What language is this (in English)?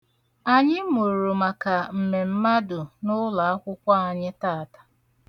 Igbo